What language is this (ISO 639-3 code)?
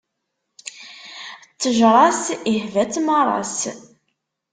kab